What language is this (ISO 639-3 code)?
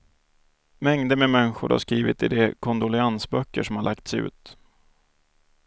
swe